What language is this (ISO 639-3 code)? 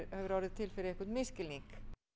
isl